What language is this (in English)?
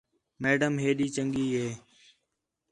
Khetrani